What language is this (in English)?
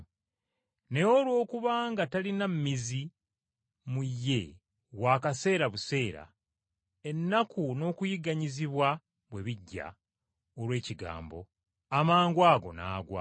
Ganda